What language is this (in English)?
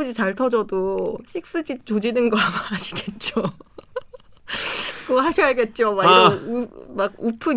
Korean